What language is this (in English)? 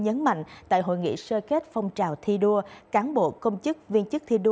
Vietnamese